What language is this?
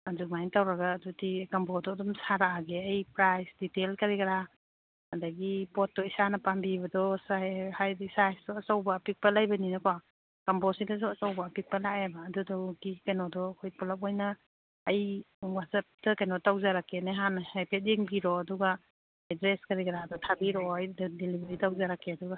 Manipuri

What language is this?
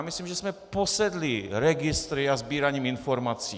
Czech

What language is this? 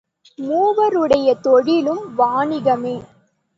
Tamil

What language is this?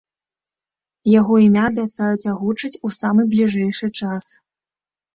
Belarusian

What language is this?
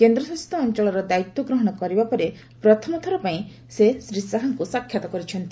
Odia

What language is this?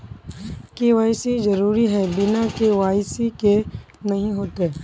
Magahi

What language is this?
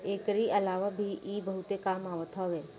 Bhojpuri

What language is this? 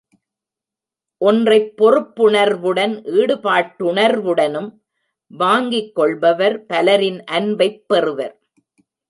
Tamil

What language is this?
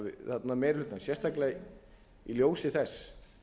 Icelandic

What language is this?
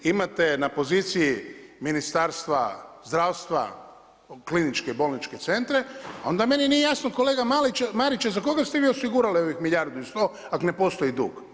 Croatian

